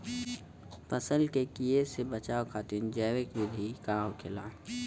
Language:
Bhojpuri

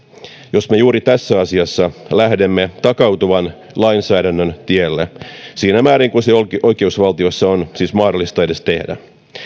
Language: Finnish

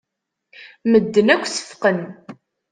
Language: Kabyle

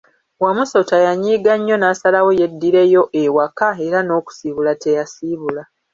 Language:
Ganda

